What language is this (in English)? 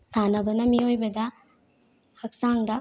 Manipuri